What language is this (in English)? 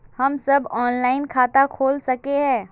Magahi